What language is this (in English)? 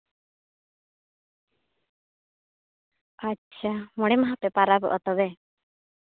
Santali